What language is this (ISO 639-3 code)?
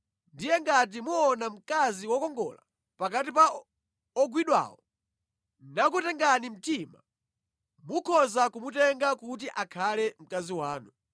nya